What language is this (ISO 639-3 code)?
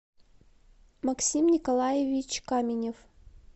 rus